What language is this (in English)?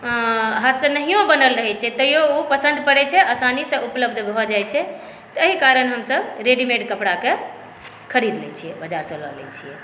Maithili